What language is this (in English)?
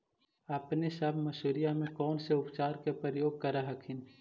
Magahi